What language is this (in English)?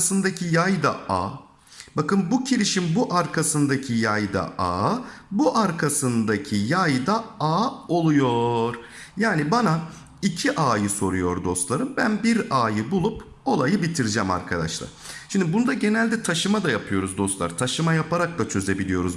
Turkish